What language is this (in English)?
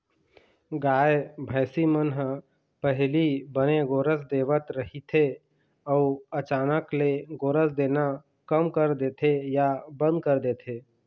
Chhattisgarhi